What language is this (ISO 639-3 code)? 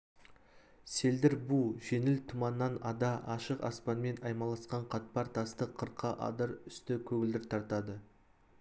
kaz